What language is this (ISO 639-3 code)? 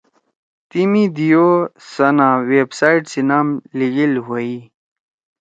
trw